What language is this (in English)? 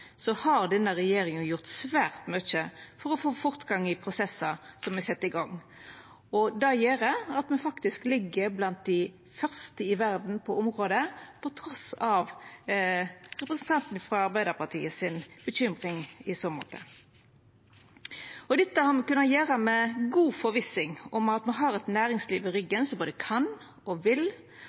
Norwegian Nynorsk